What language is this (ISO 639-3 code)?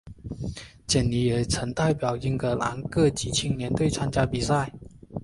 zho